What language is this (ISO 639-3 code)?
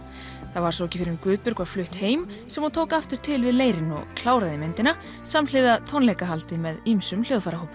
isl